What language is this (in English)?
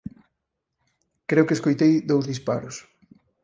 Galician